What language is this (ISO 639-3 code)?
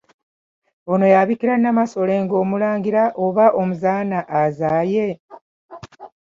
lug